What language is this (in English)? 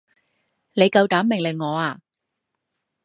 Cantonese